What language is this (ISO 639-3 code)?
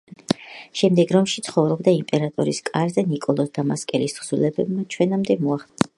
kat